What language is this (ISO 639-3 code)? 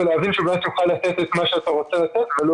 heb